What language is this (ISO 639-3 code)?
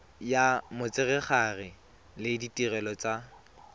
tsn